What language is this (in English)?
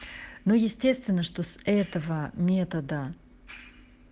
Russian